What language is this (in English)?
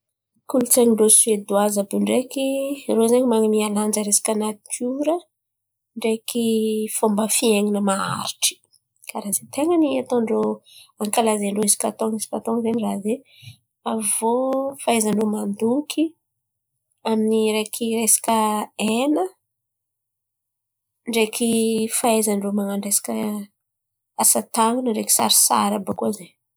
Antankarana Malagasy